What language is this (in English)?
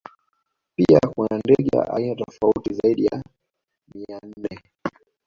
Swahili